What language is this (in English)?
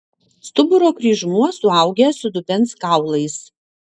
Lithuanian